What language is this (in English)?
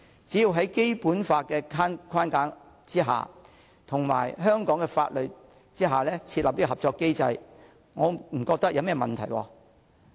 Cantonese